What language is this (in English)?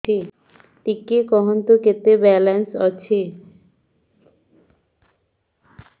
Odia